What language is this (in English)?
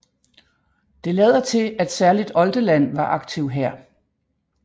Danish